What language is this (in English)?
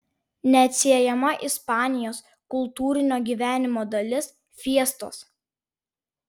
Lithuanian